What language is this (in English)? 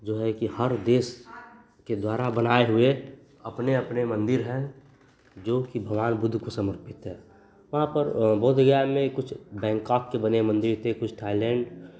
Hindi